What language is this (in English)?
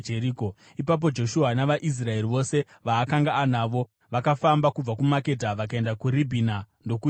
Shona